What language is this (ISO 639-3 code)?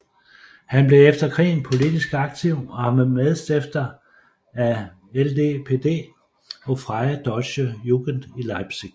dan